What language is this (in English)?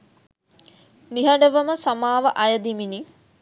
Sinhala